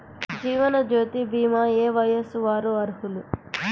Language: Telugu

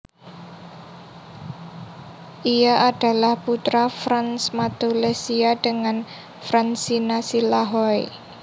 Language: Javanese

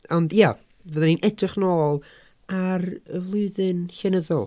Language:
Welsh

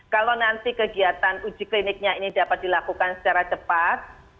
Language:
Indonesian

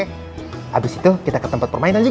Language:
Indonesian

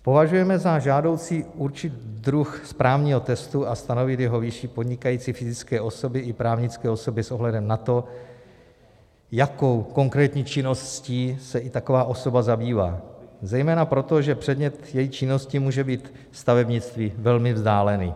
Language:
Czech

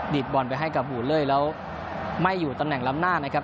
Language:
Thai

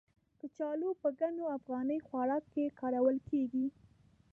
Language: Pashto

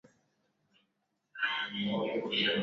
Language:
Swahili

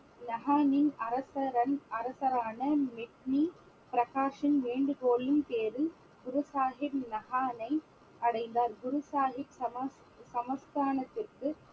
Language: Tamil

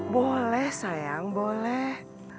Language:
Indonesian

